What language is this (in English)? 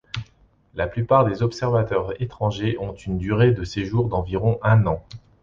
French